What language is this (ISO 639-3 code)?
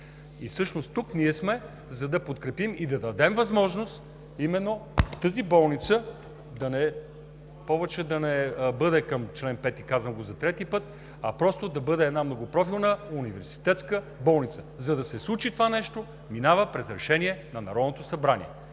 bul